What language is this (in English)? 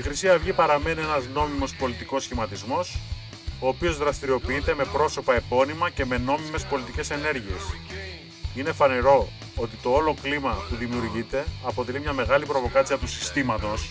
Greek